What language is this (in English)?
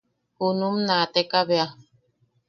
Yaqui